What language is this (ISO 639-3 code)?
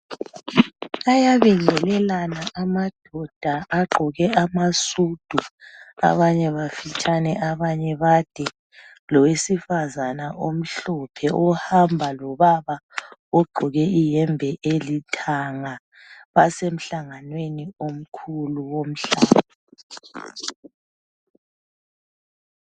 nde